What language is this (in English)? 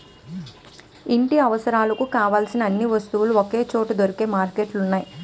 Telugu